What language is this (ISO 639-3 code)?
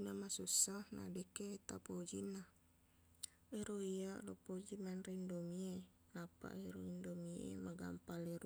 bug